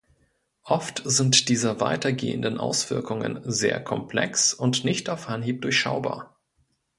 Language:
German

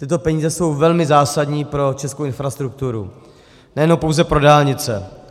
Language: Czech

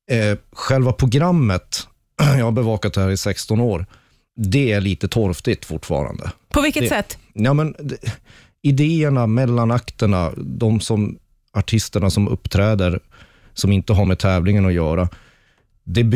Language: Swedish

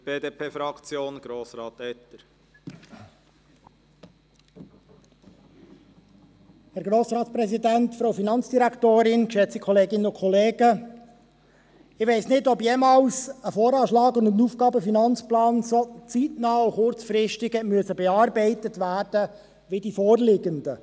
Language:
Swiss German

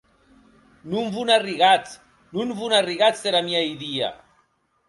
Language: Occitan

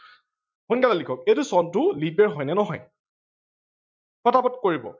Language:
Assamese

